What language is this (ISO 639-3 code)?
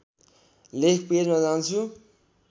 nep